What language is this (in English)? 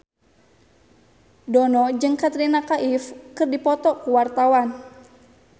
Sundanese